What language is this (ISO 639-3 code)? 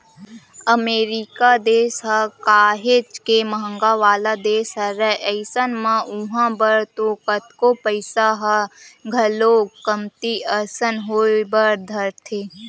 hne